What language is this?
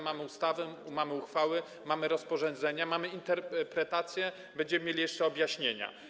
Polish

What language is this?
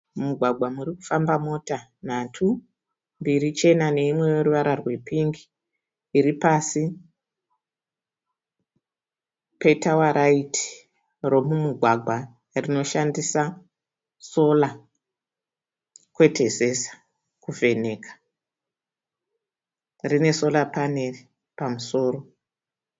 Shona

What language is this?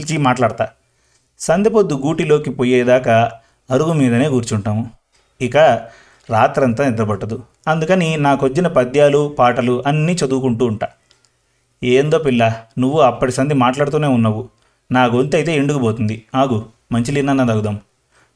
Telugu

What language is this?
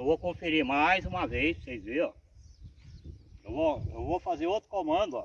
Portuguese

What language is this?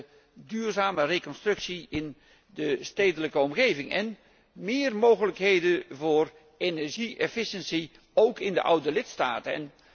Dutch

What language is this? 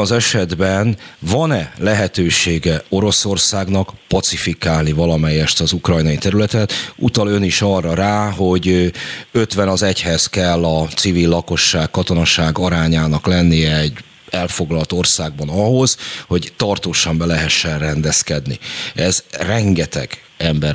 Hungarian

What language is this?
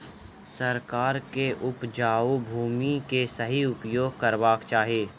Maithili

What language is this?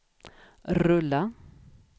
Swedish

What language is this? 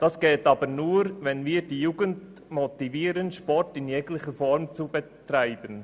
Swiss German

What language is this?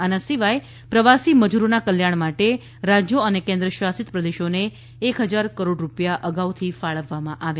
Gujarati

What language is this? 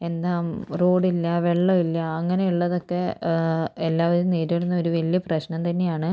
Malayalam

